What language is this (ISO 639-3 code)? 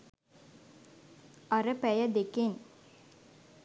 sin